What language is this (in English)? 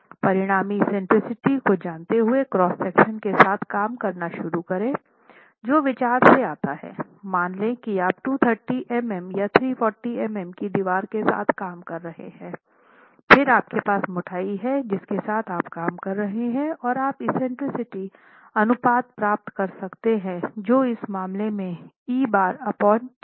Hindi